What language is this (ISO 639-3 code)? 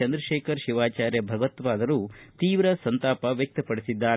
kan